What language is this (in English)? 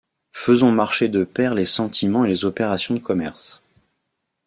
French